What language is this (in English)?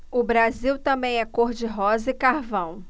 Portuguese